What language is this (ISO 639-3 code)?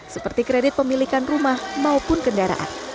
ind